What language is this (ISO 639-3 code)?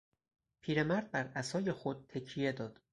fas